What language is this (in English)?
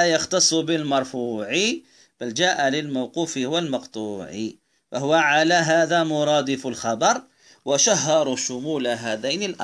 Arabic